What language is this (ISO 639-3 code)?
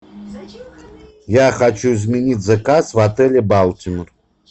rus